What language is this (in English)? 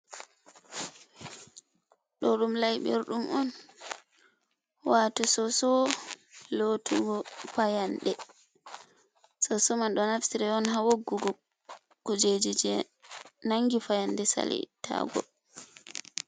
Fula